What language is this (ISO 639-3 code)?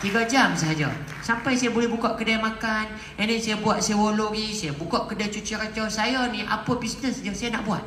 msa